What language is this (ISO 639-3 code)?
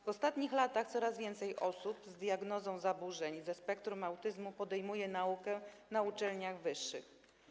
pol